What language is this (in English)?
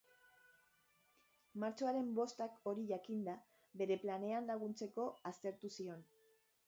Basque